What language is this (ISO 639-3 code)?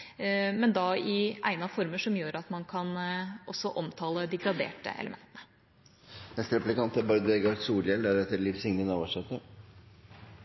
nor